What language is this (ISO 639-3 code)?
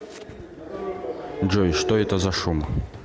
rus